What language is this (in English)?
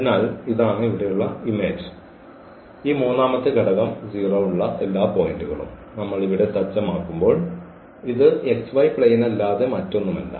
Malayalam